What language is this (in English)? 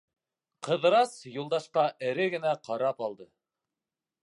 Bashkir